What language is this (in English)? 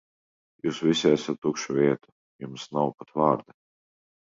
Latvian